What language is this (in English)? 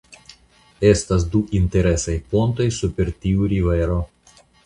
Esperanto